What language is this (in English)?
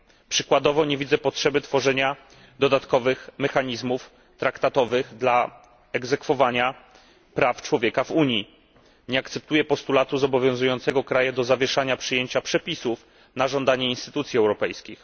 Polish